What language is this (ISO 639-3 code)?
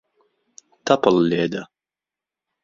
ckb